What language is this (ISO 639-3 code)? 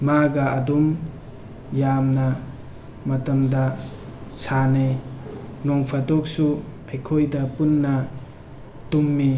mni